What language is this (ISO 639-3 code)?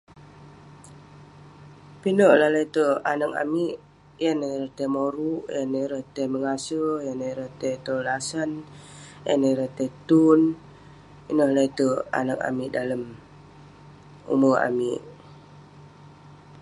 pne